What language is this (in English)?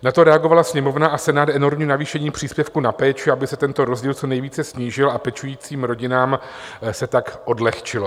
Czech